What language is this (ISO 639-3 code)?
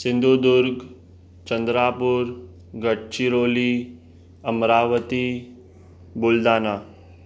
snd